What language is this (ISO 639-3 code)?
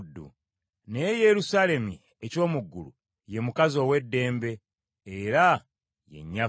lug